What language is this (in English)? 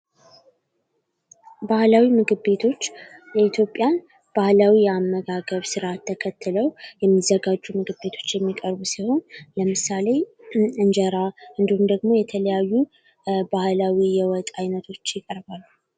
Amharic